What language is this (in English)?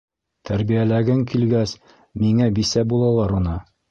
Bashkir